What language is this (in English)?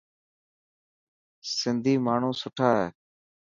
Dhatki